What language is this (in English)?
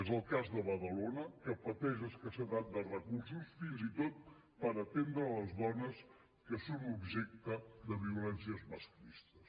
Catalan